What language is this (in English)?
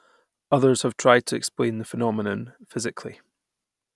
English